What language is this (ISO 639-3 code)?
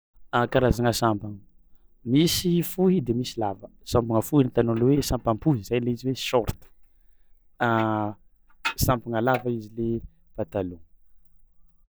xmw